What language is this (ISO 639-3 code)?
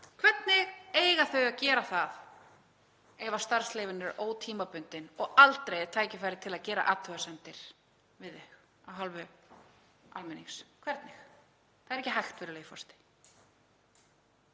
isl